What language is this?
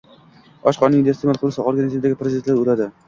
Uzbek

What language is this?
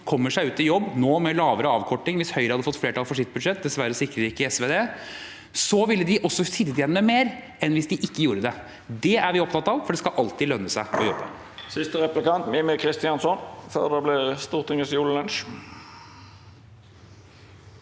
Norwegian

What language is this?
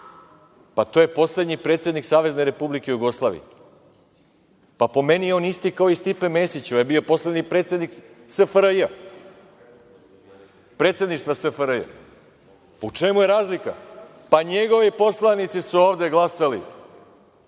Serbian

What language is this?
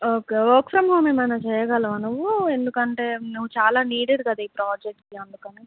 Telugu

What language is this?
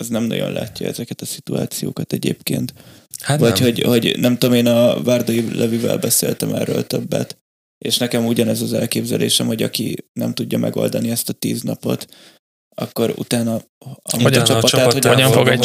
Hungarian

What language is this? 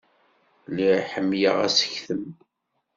Kabyle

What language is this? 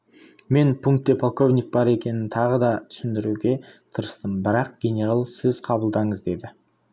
Kazakh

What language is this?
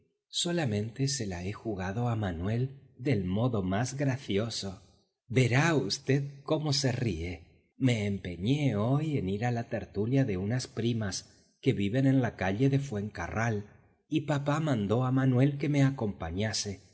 Spanish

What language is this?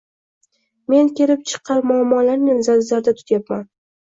Uzbek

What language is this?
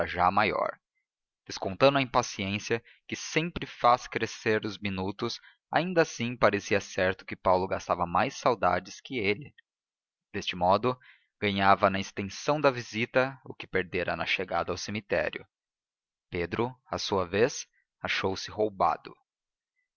Portuguese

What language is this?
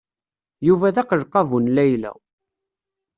Kabyle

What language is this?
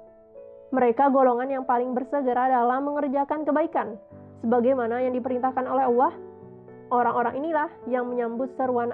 Indonesian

